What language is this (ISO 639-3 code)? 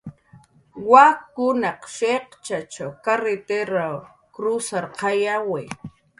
jqr